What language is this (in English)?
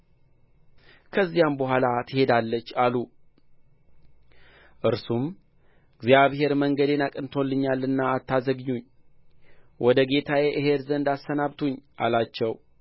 Amharic